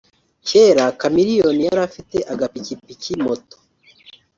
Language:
Kinyarwanda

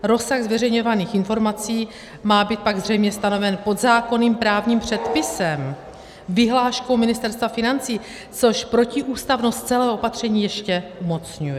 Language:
Czech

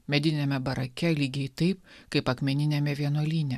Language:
Lithuanian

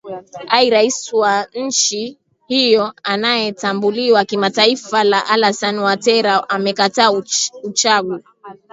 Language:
Swahili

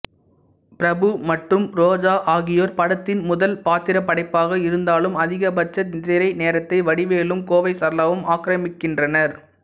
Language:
Tamil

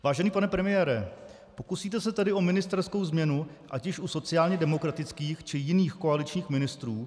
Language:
Czech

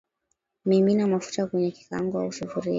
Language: Swahili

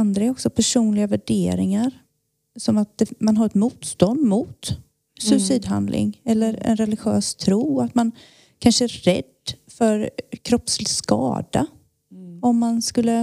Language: Swedish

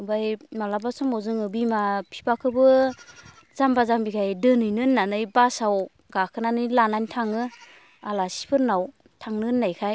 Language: Bodo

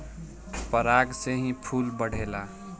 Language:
Bhojpuri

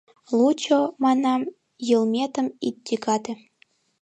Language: Mari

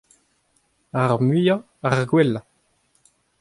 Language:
Breton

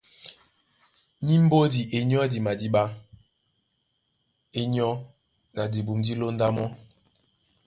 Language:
Duala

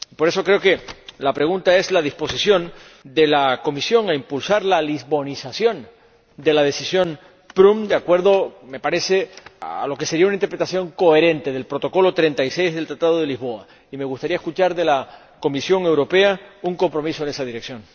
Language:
Spanish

